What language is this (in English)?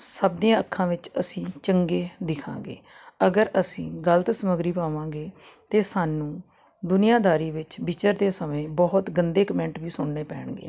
Punjabi